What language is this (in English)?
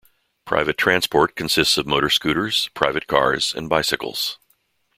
English